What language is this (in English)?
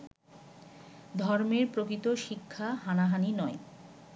Bangla